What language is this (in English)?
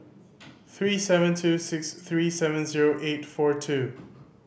English